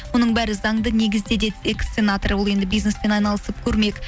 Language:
Kazakh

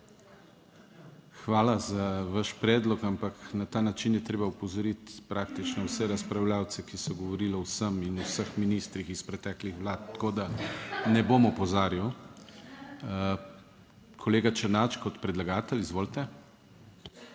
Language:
Slovenian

